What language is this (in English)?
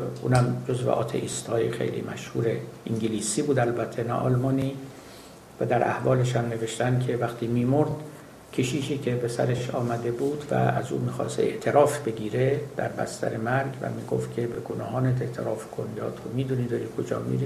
Persian